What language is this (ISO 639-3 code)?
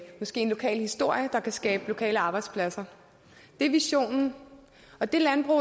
dan